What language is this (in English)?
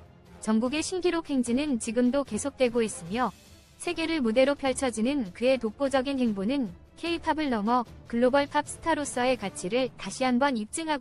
Korean